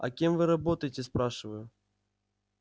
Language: Russian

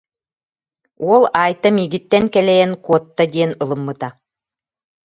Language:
Yakut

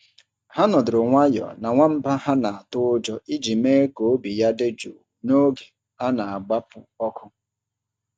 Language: Igbo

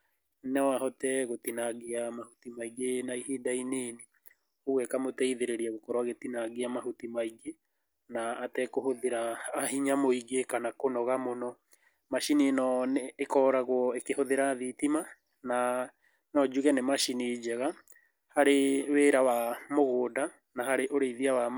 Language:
Kikuyu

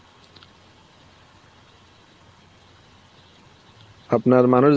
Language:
Bangla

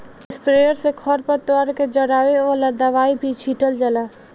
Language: Bhojpuri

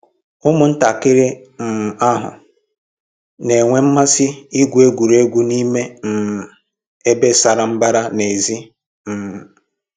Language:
Igbo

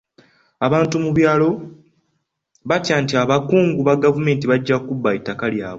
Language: Ganda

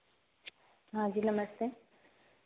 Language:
Hindi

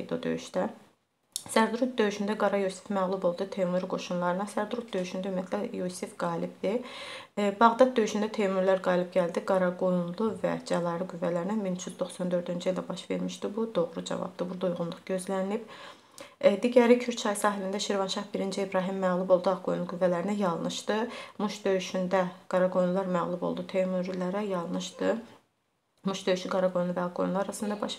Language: Turkish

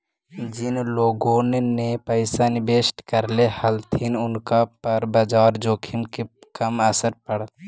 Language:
Magahi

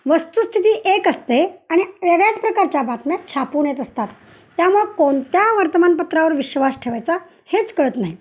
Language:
Marathi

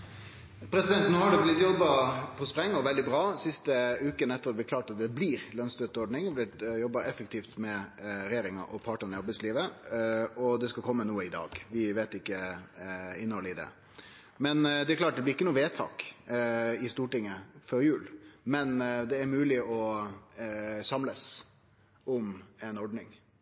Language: Norwegian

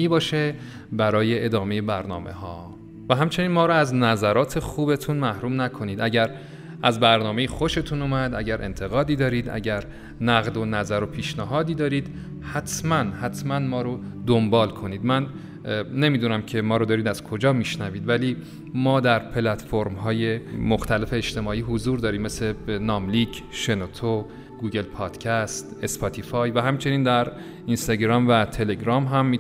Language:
Persian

